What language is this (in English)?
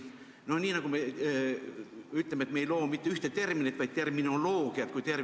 Estonian